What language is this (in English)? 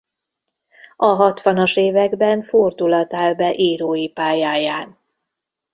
Hungarian